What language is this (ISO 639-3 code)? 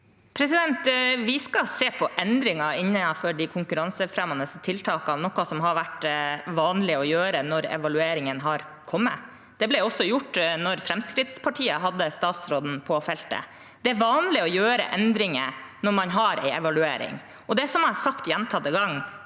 nor